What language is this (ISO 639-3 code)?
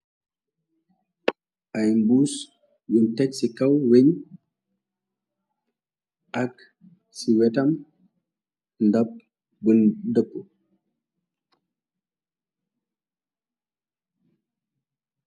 wol